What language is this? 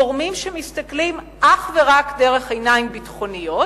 Hebrew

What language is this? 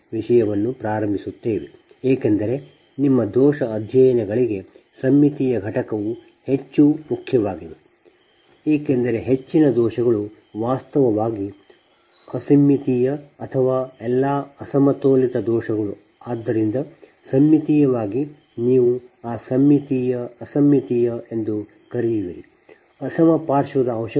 Kannada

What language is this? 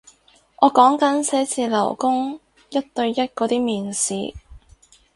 Cantonese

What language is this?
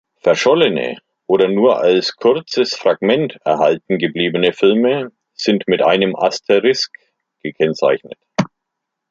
German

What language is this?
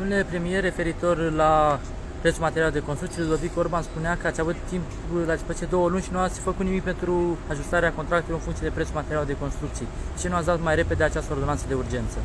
Romanian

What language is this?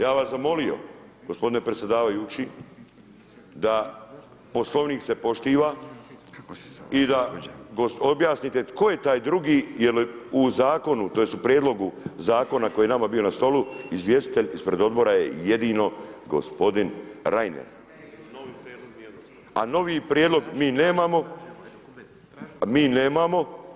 Croatian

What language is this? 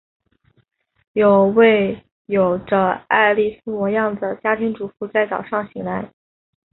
Chinese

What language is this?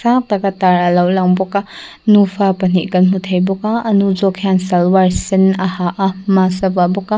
Mizo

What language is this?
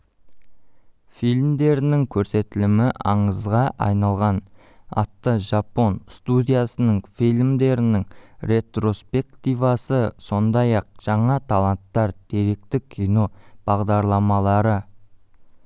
Kazakh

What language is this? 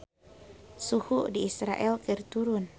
Sundanese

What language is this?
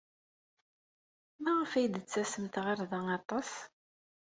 Kabyle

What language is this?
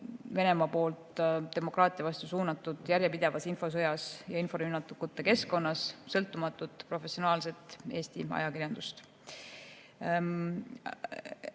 Estonian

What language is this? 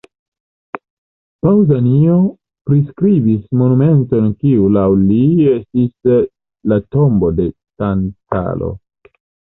Esperanto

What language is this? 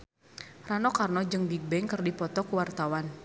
Sundanese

